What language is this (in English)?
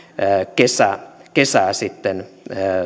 Finnish